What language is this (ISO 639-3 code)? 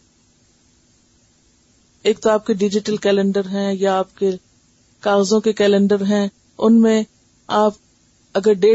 urd